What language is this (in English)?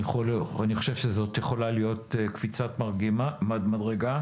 Hebrew